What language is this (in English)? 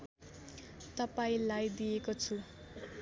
Nepali